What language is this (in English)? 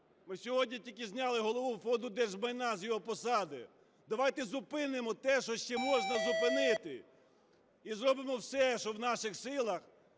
Ukrainian